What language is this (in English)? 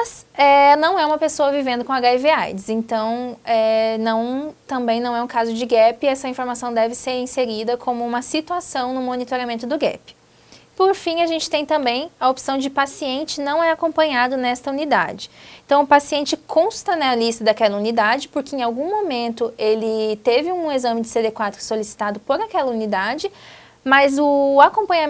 Portuguese